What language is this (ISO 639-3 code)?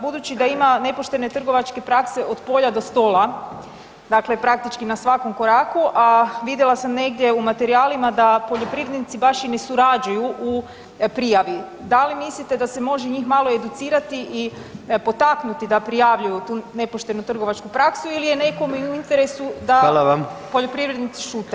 hrv